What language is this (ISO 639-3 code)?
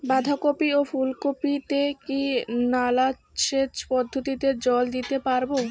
ben